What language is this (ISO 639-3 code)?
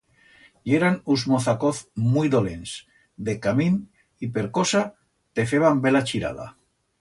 arg